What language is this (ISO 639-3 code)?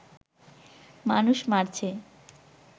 ben